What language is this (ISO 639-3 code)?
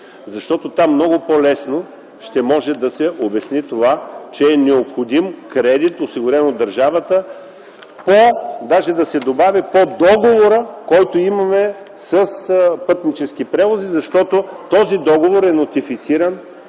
bul